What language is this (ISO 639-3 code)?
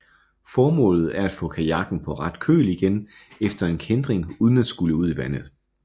dan